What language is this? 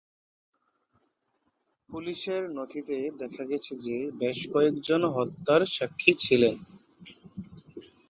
Bangla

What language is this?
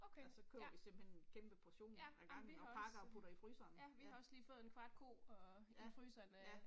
Danish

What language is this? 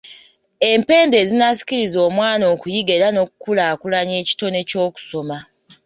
Ganda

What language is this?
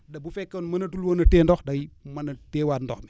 Wolof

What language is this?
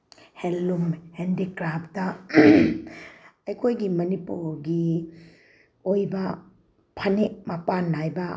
Manipuri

